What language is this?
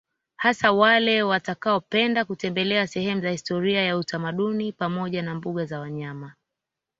Swahili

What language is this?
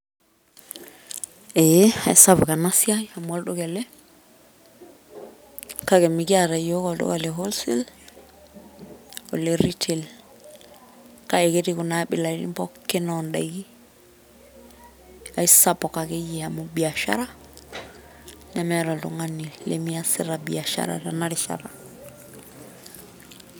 Masai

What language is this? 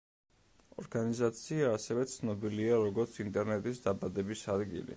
Georgian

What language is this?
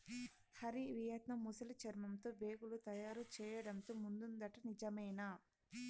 Telugu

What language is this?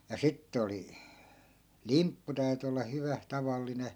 Finnish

